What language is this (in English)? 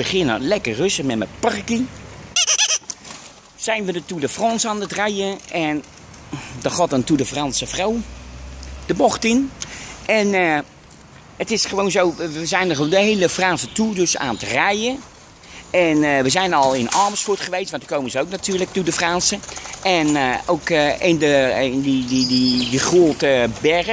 Dutch